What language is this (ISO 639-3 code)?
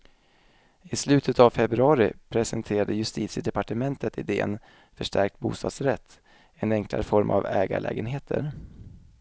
swe